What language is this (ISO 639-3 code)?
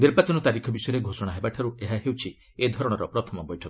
ori